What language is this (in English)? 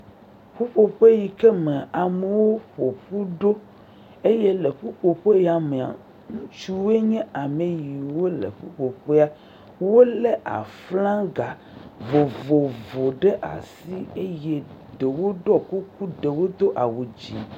Ewe